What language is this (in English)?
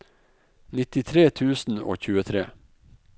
Norwegian